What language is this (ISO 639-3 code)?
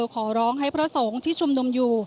tha